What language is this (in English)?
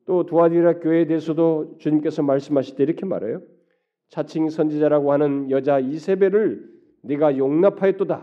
Korean